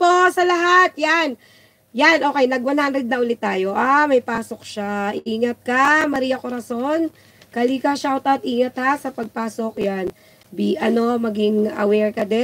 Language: Filipino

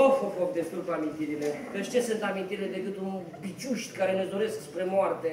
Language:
Romanian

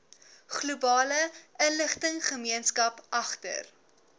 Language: Afrikaans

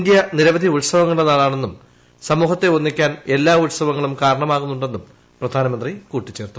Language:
Malayalam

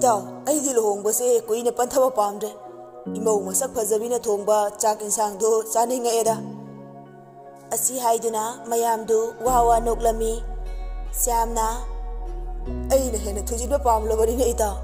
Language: Arabic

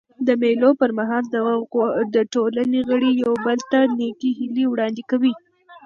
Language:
Pashto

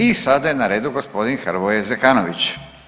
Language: Croatian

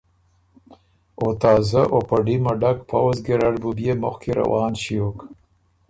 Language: Ormuri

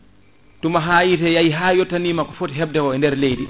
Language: Fula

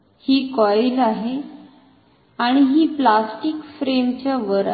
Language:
Marathi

